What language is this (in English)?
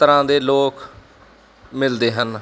Punjabi